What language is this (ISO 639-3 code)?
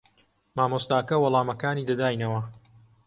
ckb